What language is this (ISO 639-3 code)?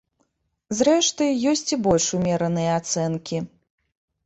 bel